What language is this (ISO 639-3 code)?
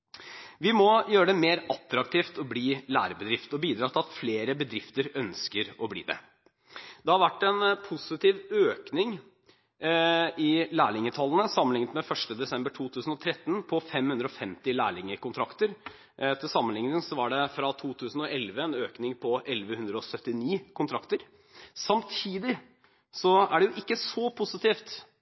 nob